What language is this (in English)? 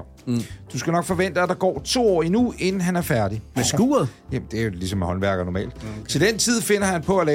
Danish